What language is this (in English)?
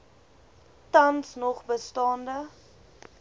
Afrikaans